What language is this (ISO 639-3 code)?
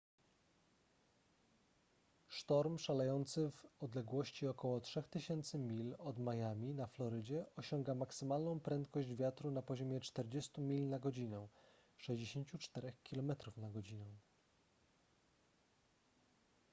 pol